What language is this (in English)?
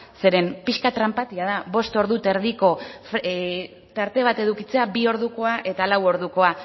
Basque